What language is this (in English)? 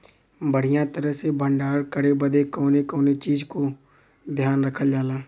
Bhojpuri